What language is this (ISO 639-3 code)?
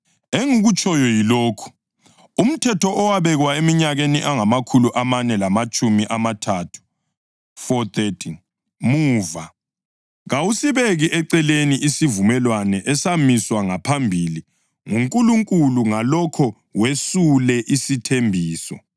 nde